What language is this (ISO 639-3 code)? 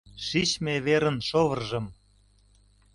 chm